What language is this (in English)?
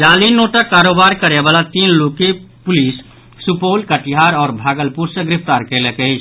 Maithili